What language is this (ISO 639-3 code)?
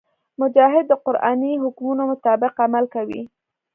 pus